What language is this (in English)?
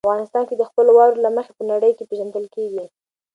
Pashto